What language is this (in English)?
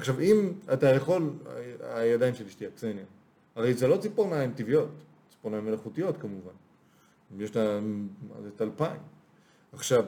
Hebrew